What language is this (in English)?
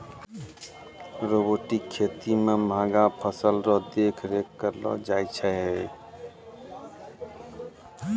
Maithili